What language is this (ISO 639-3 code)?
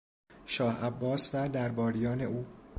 fas